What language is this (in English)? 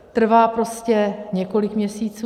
Czech